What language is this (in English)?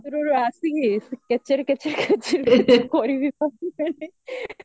Odia